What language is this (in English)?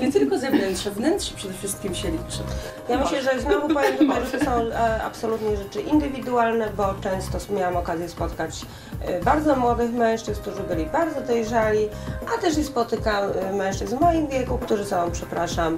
Polish